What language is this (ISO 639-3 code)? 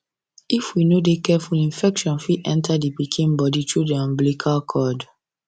pcm